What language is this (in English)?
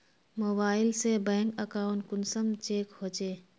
Magahi